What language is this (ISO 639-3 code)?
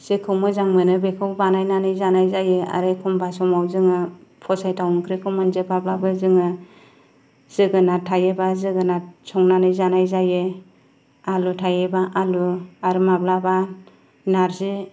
brx